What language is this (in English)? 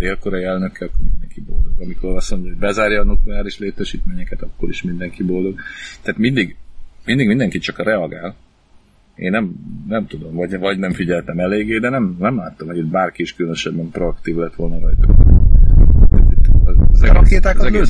Hungarian